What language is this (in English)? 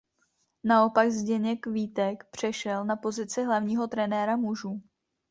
Czech